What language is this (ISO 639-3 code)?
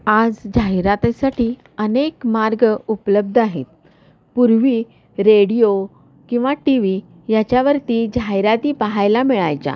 mar